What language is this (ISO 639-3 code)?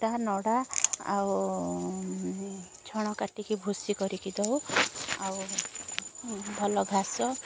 ori